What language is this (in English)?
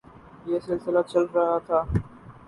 Urdu